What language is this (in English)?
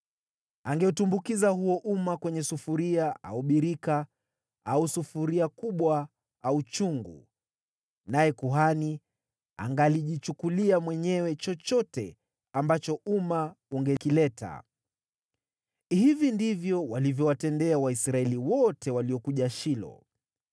Swahili